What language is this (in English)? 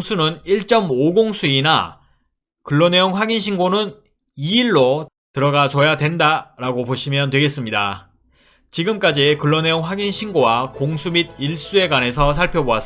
Korean